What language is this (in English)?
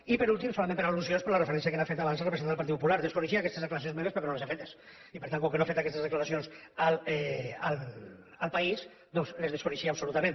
Catalan